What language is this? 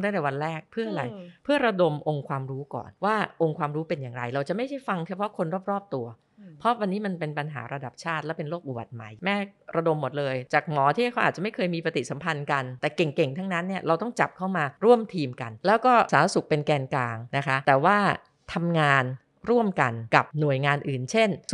Thai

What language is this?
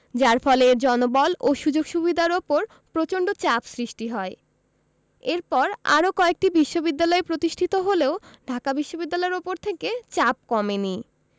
Bangla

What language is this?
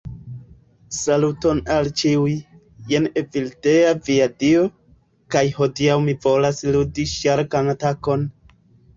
Esperanto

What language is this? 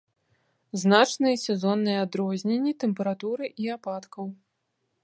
Belarusian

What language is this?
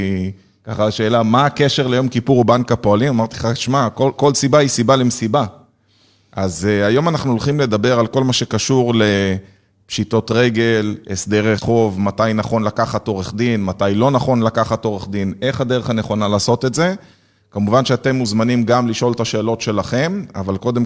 Hebrew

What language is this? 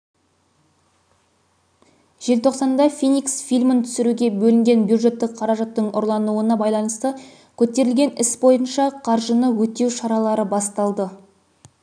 Kazakh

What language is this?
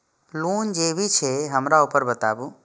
Maithili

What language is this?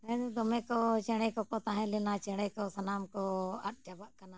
Santali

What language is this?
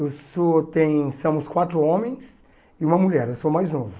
Portuguese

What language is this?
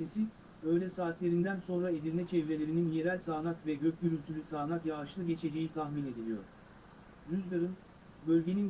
Turkish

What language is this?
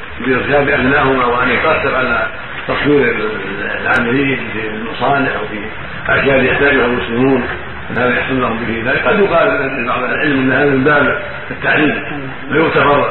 Arabic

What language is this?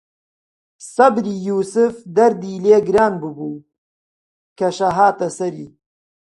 Central Kurdish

